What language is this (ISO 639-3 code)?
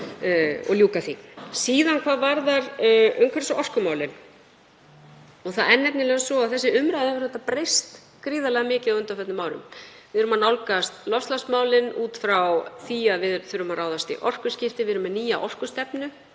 isl